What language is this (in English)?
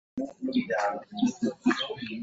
Ganda